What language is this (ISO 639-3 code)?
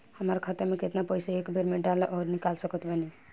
bho